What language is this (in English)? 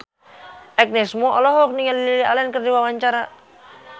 Sundanese